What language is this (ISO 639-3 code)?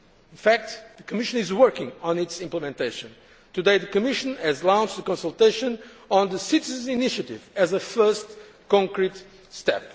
eng